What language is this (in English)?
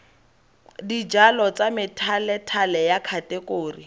Tswana